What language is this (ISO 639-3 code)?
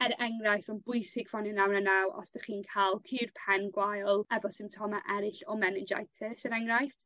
cym